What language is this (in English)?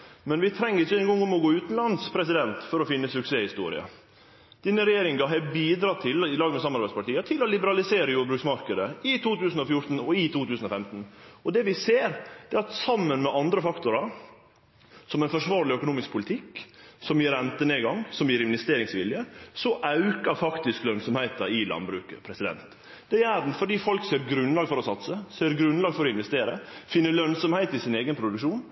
Norwegian Nynorsk